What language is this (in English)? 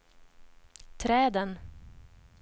Swedish